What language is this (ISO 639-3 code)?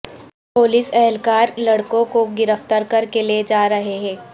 urd